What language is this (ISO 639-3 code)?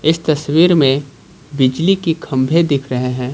hin